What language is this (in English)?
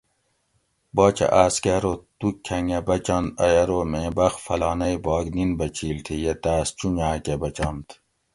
Gawri